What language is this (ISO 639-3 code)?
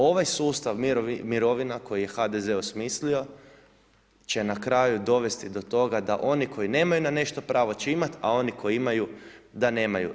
hrv